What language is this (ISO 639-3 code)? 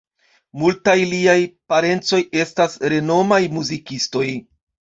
epo